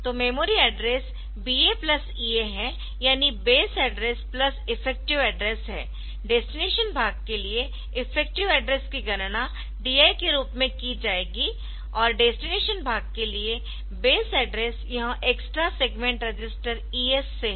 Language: Hindi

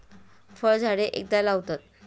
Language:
Marathi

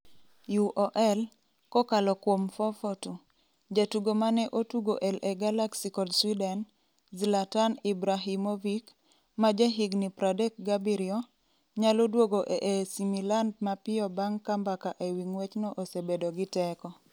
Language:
Luo (Kenya and Tanzania)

